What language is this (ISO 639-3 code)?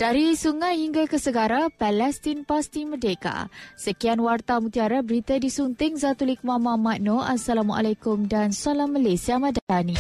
msa